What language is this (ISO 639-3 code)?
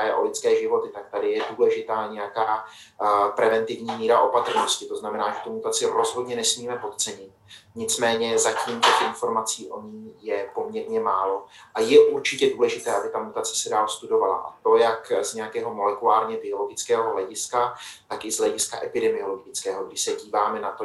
ces